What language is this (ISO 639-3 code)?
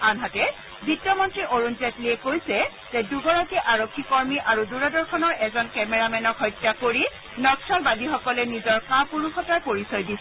asm